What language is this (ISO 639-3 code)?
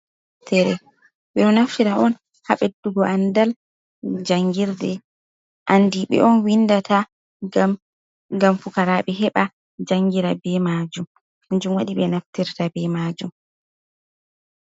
ful